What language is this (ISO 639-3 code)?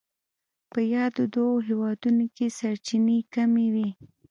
pus